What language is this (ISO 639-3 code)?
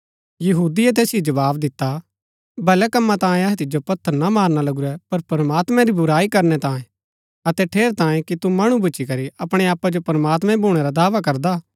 gbk